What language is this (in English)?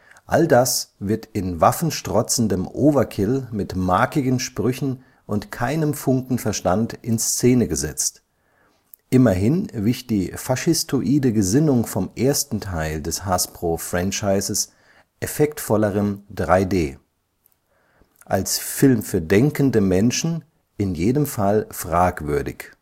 German